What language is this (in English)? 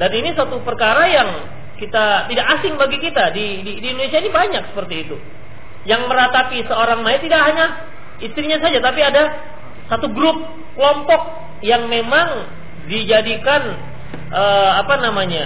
Indonesian